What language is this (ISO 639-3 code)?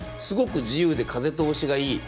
jpn